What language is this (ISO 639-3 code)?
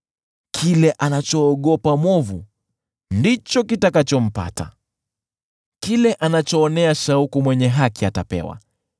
swa